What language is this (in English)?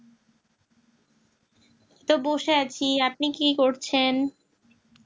Bangla